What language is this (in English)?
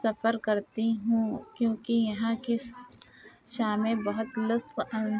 Urdu